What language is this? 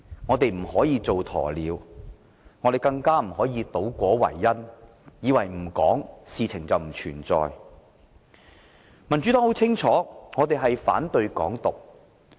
Cantonese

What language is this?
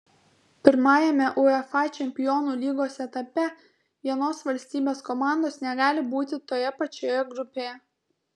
Lithuanian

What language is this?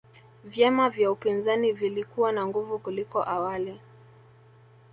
Swahili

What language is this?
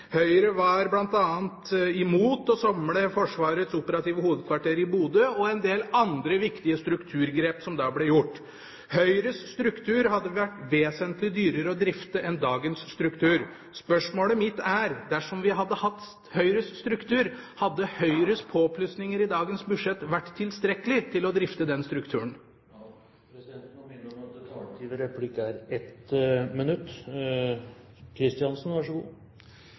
Norwegian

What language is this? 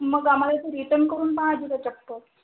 Marathi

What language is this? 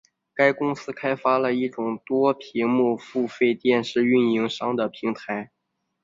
Chinese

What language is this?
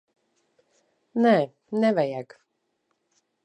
Latvian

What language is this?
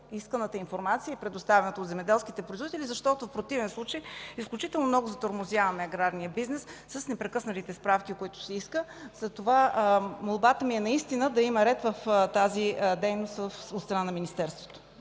Bulgarian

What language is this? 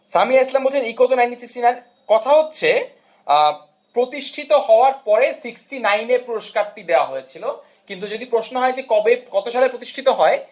Bangla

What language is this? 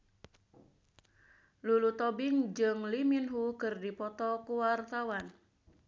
Sundanese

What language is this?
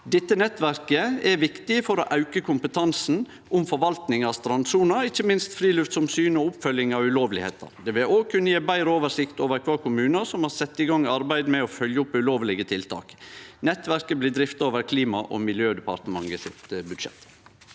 Norwegian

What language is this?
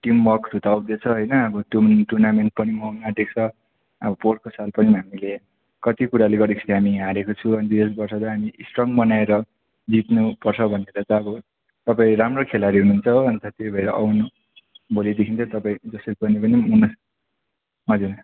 Nepali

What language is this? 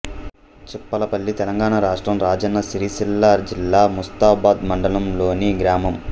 Telugu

